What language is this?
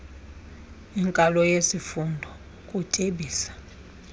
Xhosa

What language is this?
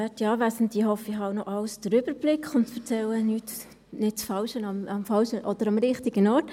Swiss German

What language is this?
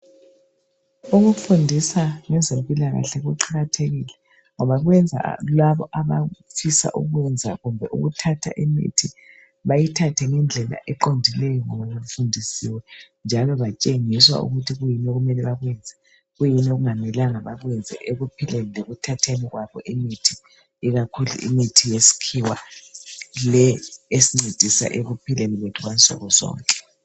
North Ndebele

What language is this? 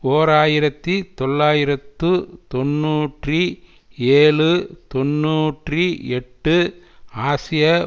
Tamil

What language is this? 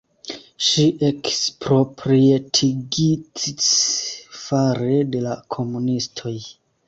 Esperanto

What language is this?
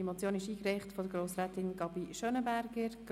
Swiss German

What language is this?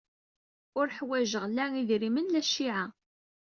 Kabyle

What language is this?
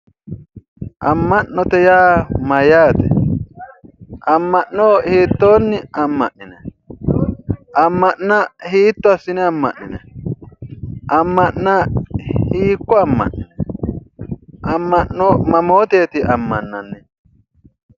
Sidamo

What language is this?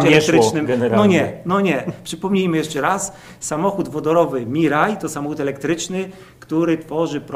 Polish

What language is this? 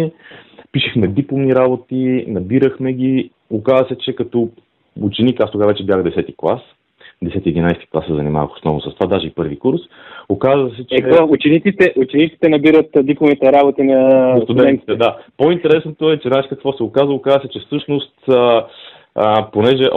Bulgarian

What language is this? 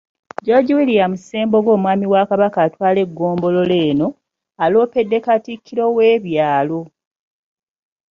Ganda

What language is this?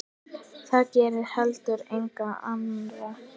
Icelandic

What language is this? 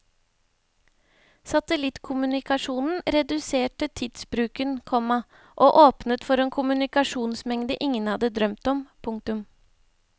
Norwegian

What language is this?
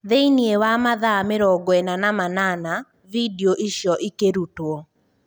Kikuyu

